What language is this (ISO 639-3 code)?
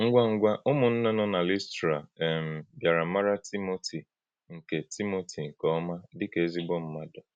ibo